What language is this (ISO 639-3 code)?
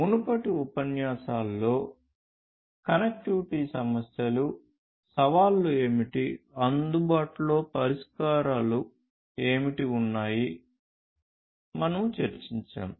tel